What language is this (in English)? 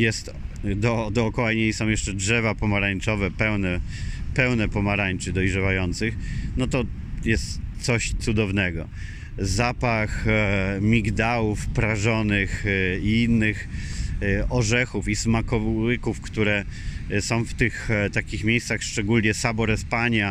Polish